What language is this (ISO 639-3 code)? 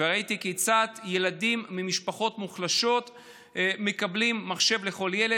heb